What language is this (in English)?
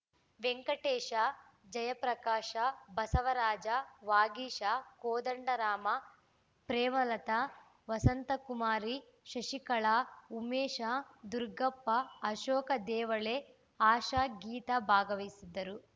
Kannada